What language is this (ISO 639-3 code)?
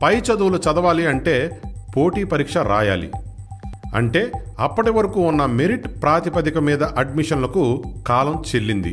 tel